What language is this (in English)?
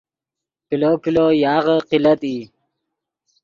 Yidgha